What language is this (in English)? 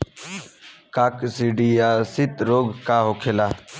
Bhojpuri